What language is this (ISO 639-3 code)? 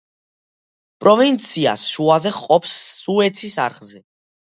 kat